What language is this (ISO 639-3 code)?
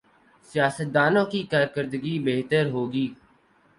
urd